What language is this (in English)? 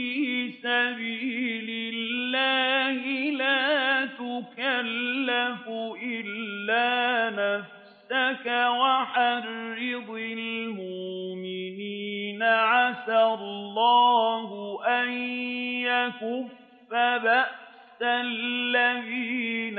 Arabic